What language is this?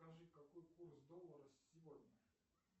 Russian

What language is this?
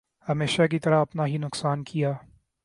Urdu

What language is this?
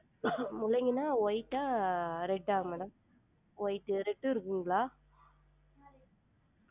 Tamil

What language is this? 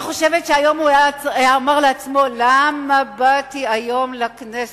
Hebrew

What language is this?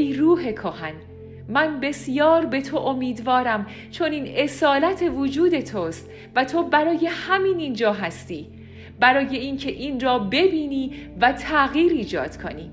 Persian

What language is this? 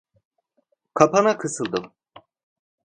Turkish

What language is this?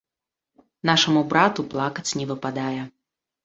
Belarusian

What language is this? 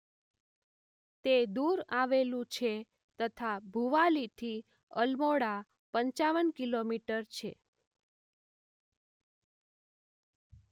Gujarati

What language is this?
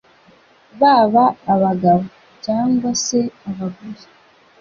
Kinyarwanda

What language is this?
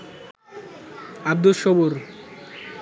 Bangla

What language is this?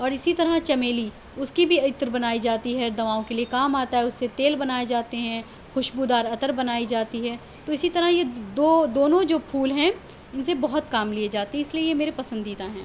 Urdu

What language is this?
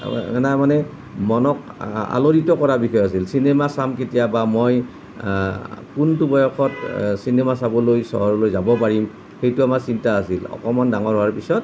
Assamese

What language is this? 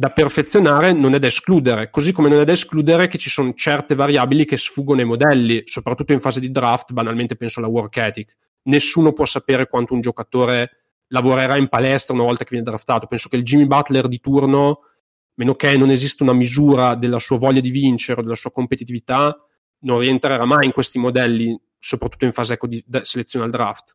Italian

